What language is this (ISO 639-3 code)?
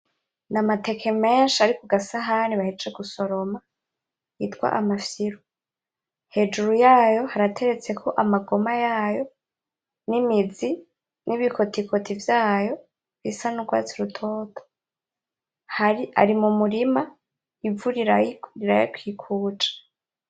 run